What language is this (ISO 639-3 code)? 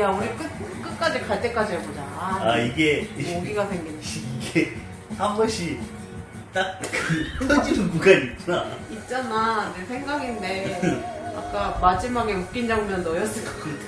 kor